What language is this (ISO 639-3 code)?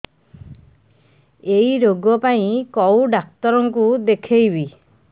ori